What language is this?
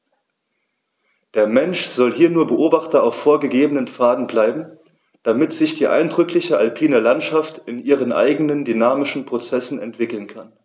German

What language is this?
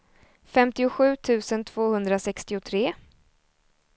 Swedish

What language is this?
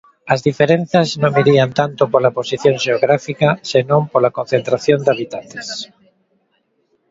Galician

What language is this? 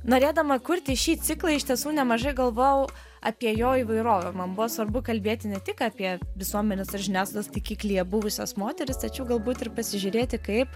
Lithuanian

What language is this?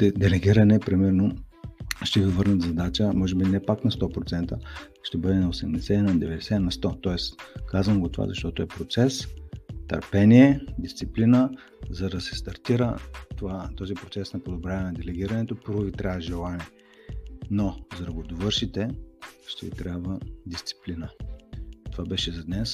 Bulgarian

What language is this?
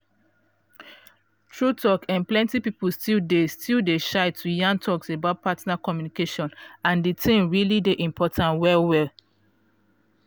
Nigerian Pidgin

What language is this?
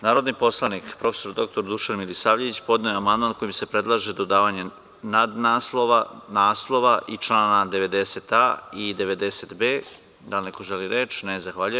Serbian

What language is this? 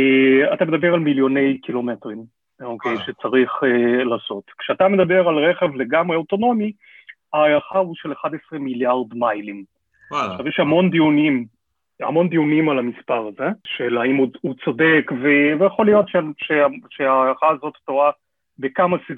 Hebrew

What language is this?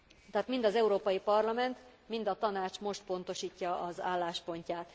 Hungarian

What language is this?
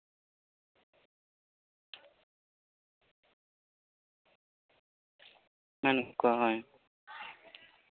Santali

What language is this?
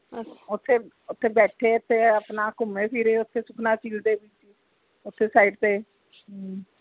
Punjabi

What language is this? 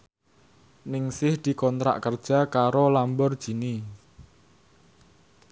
Javanese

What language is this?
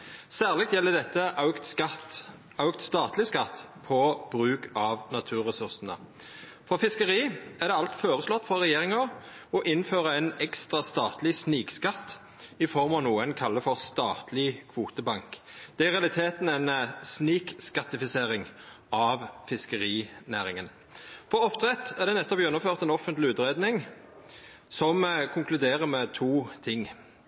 Norwegian Nynorsk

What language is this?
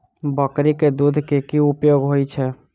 Maithili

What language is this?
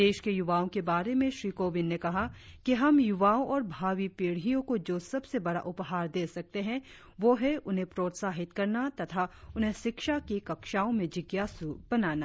Hindi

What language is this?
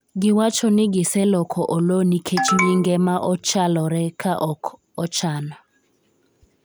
Luo (Kenya and Tanzania)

